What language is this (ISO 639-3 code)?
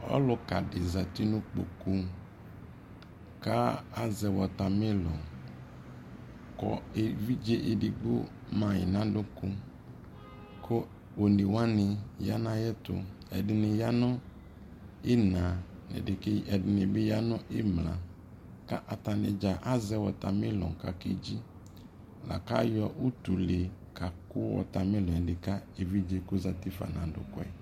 kpo